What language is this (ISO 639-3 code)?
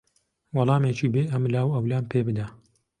ckb